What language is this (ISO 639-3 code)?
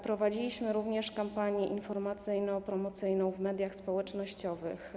pol